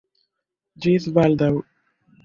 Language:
Esperanto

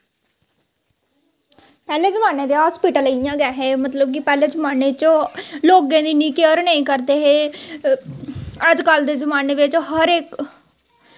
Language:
Dogri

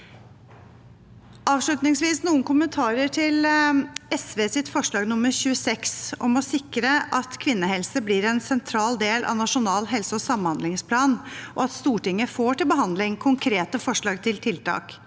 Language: Norwegian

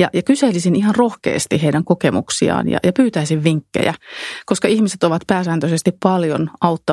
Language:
Finnish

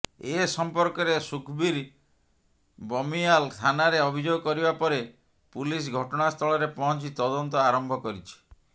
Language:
Odia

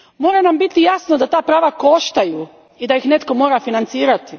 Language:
Croatian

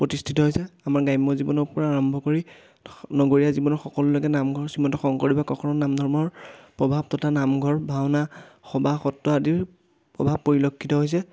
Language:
Assamese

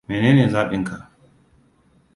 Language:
Hausa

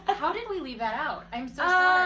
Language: English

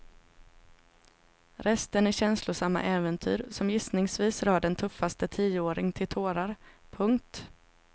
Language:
Swedish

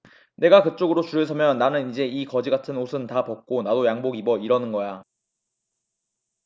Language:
Korean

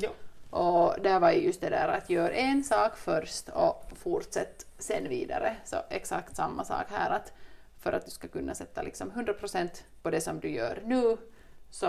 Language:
Swedish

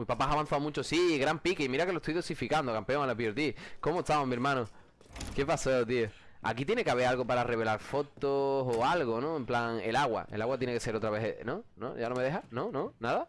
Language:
Spanish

